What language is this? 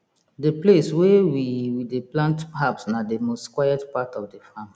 Nigerian Pidgin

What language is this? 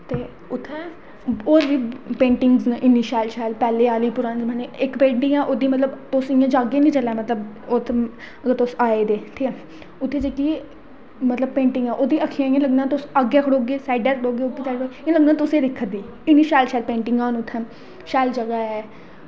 Dogri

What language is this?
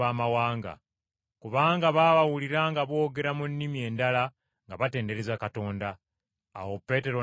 Ganda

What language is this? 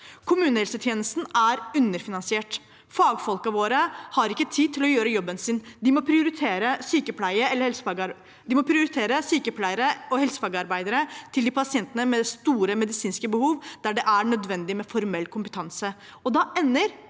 Norwegian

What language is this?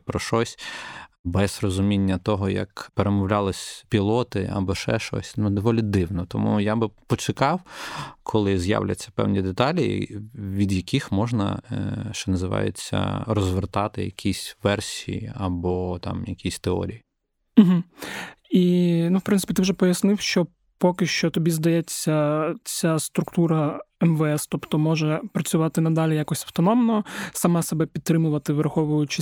Ukrainian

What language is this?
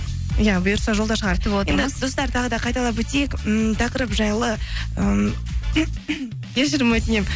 Kazakh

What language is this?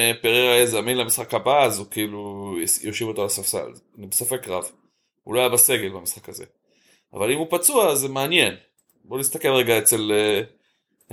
Hebrew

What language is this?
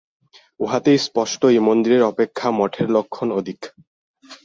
Bangla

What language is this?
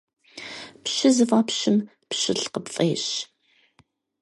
Kabardian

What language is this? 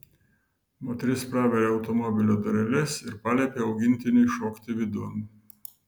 Lithuanian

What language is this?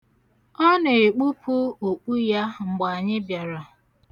Igbo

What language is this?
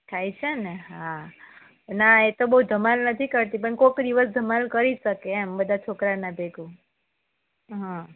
Gujarati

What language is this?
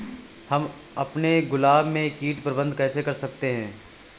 Hindi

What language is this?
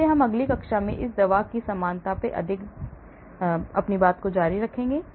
Hindi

